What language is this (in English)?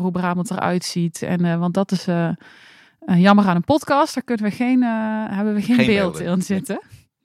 Dutch